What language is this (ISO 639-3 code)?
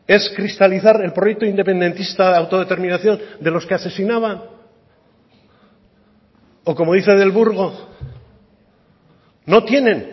spa